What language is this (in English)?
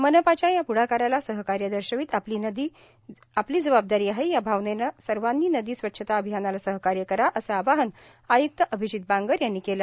Marathi